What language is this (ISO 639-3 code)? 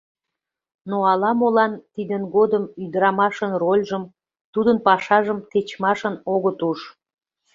chm